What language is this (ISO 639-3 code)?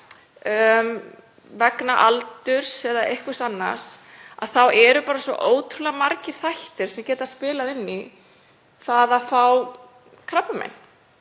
isl